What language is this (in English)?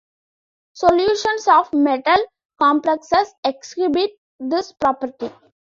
English